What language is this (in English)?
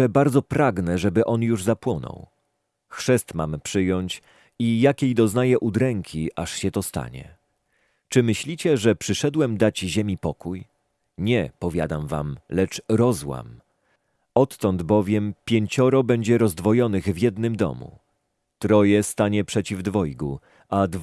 Polish